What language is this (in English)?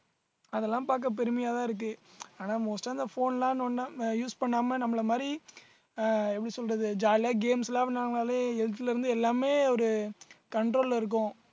Tamil